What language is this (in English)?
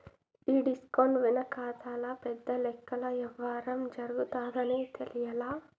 Telugu